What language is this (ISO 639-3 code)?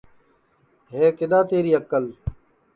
ssi